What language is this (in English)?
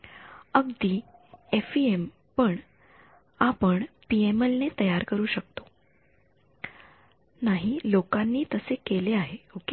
Marathi